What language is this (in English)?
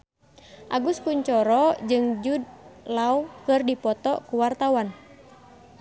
Sundanese